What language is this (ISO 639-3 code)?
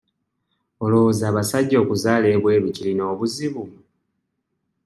lug